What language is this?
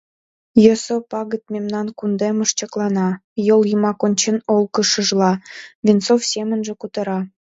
Mari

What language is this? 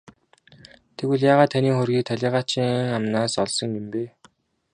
Mongolian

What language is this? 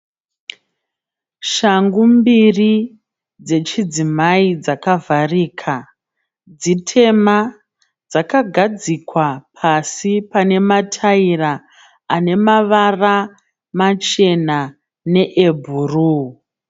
Shona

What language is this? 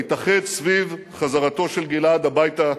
Hebrew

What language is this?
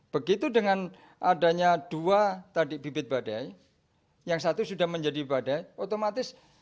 Indonesian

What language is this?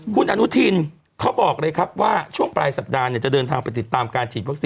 Thai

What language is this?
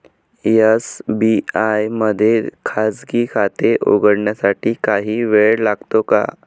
Marathi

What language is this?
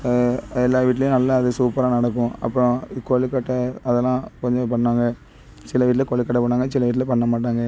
Tamil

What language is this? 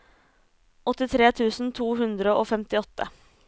Norwegian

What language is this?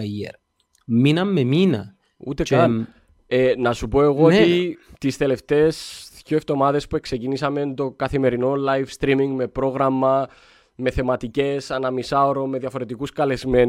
Greek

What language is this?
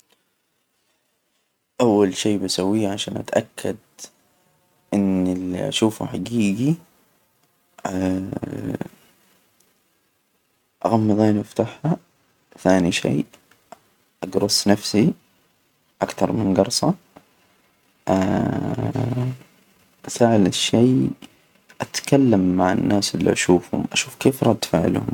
Hijazi Arabic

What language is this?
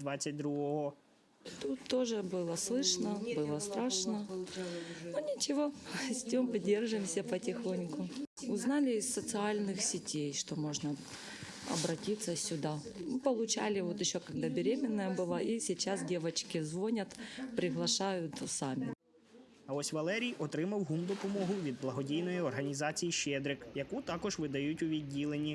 Ukrainian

